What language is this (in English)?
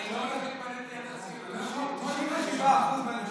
Hebrew